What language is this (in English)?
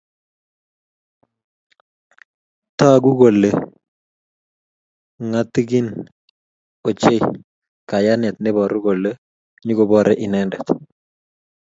Kalenjin